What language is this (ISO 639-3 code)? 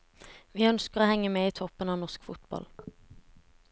nor